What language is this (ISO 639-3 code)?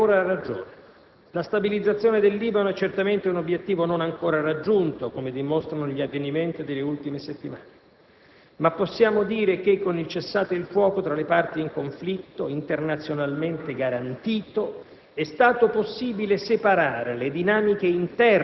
ita